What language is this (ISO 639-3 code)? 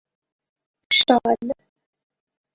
fas